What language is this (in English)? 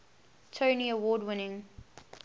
English